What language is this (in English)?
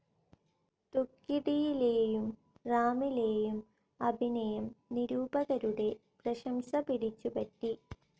Malayalam